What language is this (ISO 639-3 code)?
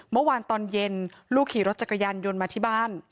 tha